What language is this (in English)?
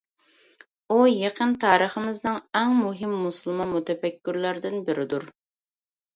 Uyghur